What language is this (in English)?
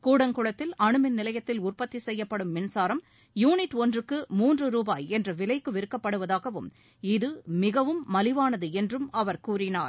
Tamil